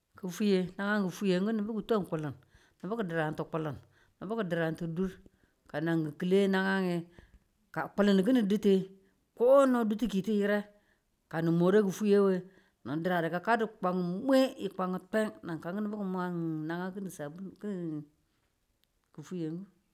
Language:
Tula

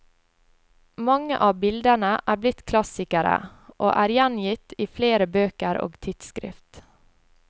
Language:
Norwegian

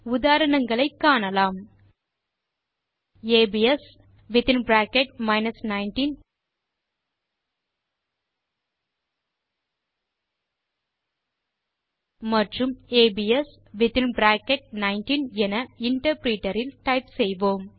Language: Tamil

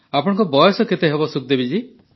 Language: Odia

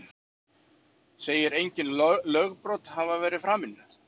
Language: Icelandic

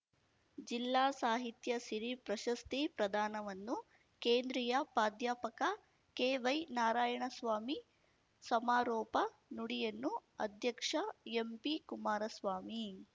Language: Kannada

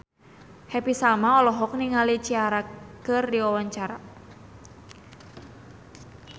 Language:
Sundanese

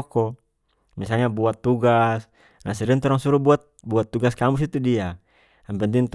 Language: North Moluccan Malay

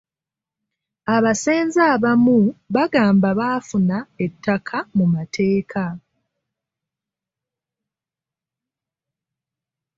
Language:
Ganda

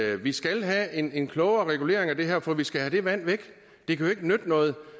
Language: Danish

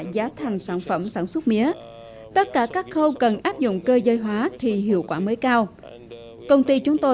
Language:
Vietnamese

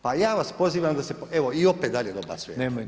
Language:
Croatian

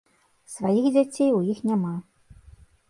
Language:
Belarusian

